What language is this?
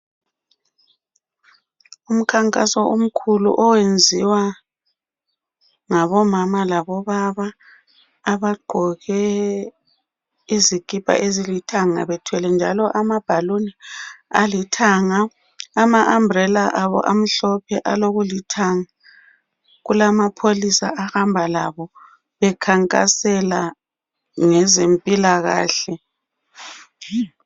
North Ndebele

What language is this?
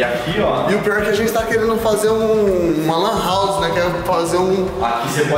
Portuguese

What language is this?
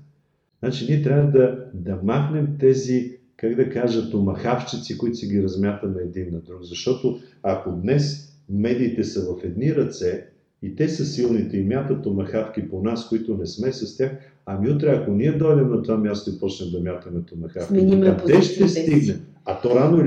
Bulgarian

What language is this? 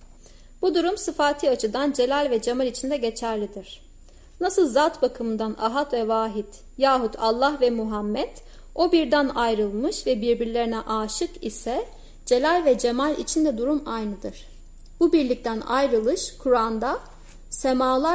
Turkish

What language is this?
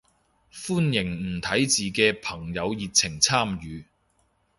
Cantonese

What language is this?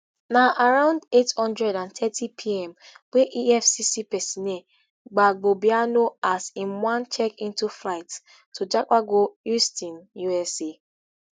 Nigerian Pidgin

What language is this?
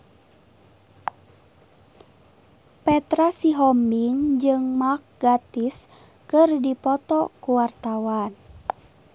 Sundanese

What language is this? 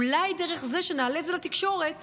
Hebrew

